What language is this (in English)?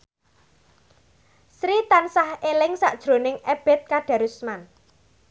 Javanese